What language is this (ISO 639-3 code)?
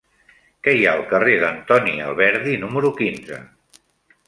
cat